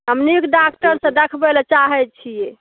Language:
Maithili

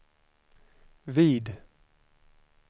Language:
Swedish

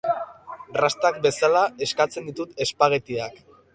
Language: Basque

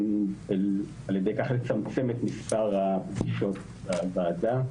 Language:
Hebrew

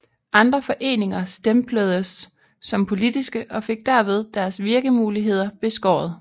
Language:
Danish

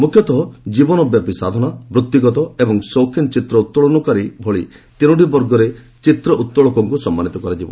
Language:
Odia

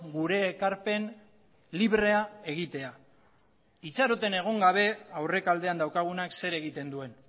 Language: Basque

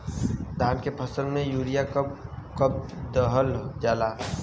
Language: Bhojpuri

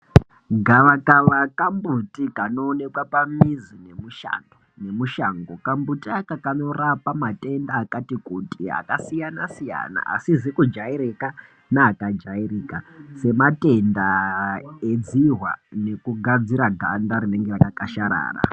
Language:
Ndau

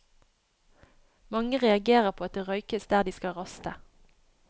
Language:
Norwegian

